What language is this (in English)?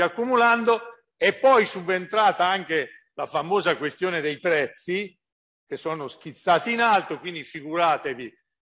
Italian